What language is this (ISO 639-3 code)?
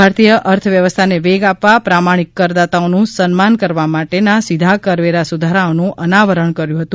guj